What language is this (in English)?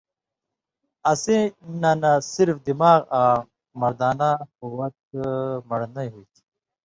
Indus Kohistani